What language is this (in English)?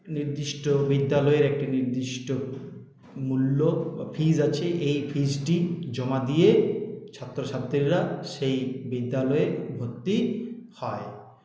Bangla